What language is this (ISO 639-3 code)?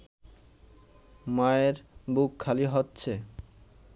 ben